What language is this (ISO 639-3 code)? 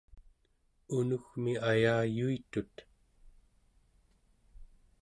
esu